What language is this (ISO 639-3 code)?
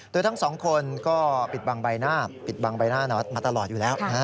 tha